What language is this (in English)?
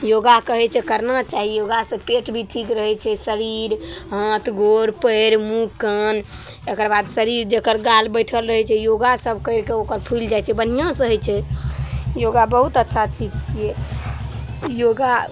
Maithili